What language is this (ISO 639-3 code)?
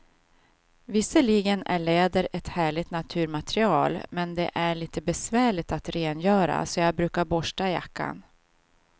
swe